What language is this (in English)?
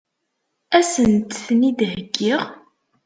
Kabyle